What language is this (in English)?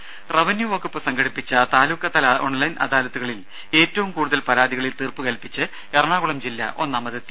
Malayalam